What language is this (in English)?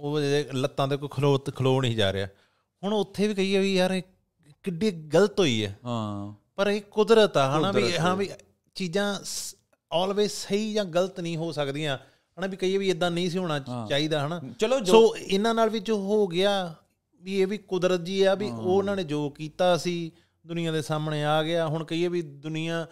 Punjabi